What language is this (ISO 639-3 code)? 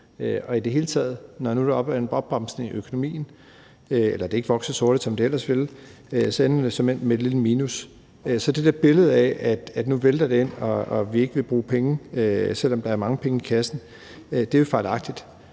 dan